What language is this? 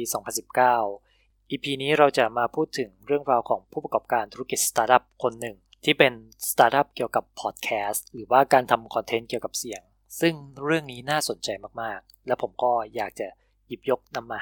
Thai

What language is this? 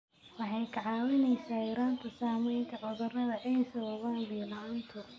Somali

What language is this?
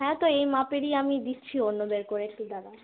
Bangla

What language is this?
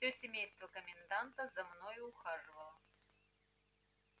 Russian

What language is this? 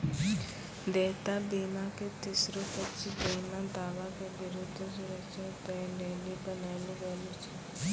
Maithili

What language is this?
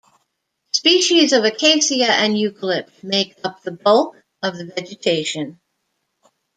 English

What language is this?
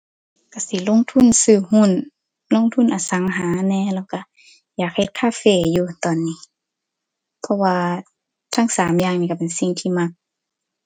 Thai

